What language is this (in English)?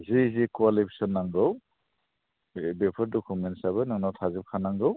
Bodo